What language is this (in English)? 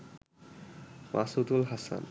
Bangla